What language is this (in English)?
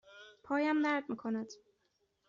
Persian